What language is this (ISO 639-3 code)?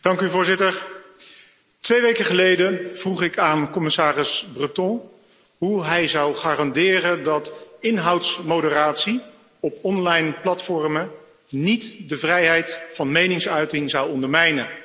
nld